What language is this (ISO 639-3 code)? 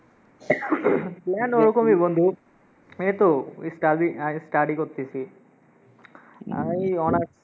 ben